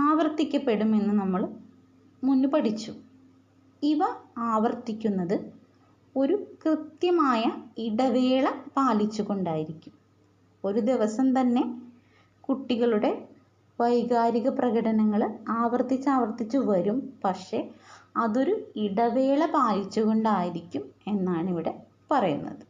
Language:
Malayalam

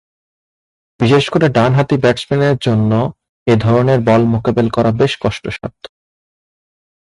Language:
Bangla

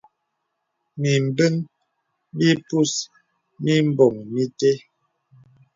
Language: Bebele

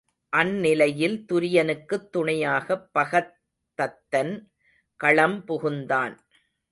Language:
Tamil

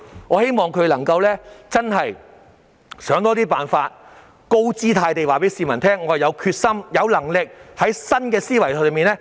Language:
Cantonese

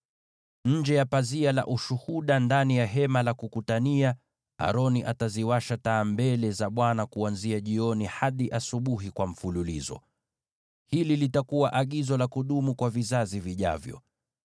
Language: Swahili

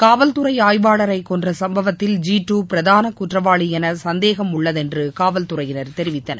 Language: Tamil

